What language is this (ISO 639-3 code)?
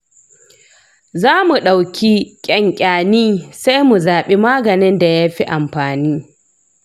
hau